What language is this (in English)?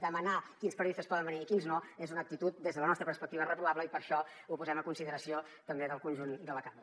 Catalan